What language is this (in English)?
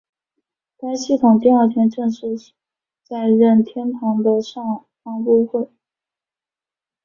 Chinese